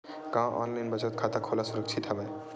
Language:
Chhattisgarhi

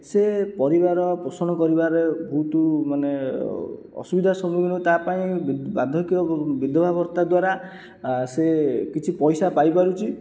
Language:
Odia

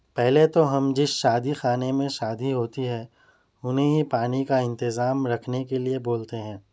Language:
Urdu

